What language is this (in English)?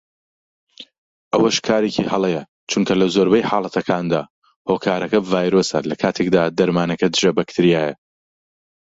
Central Kurdish